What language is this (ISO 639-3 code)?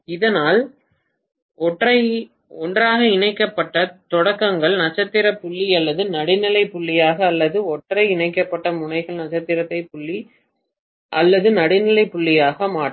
tam